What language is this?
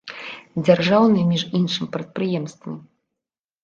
Belarusian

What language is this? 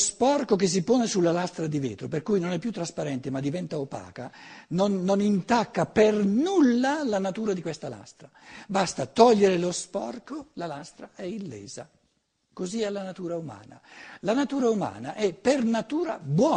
Italian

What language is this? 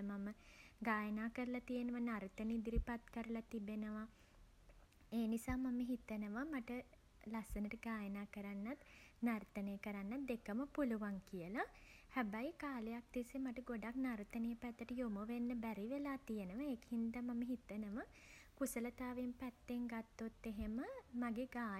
Sinhala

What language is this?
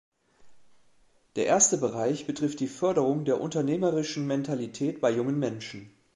German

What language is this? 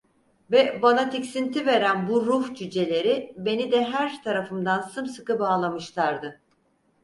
Turkish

